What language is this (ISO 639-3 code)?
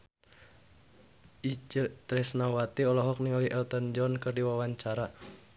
sun